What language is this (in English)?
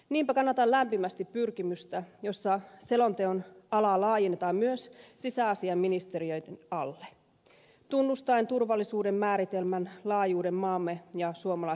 Finnish